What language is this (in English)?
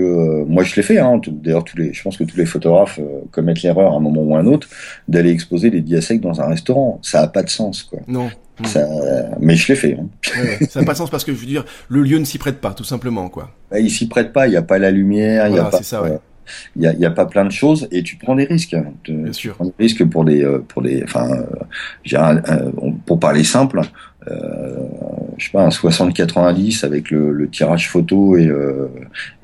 French